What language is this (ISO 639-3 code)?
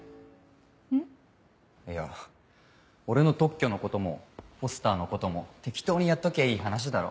jpn